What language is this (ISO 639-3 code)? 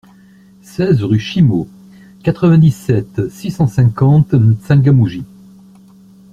fra